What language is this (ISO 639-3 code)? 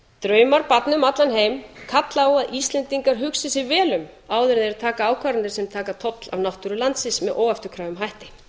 isl